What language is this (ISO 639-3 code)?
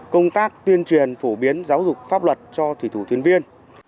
vie